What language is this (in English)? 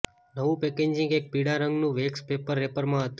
Gujarati